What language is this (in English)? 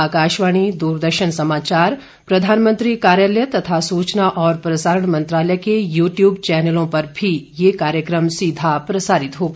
Hindi